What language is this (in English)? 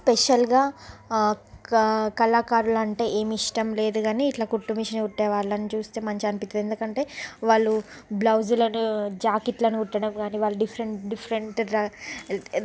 Telugu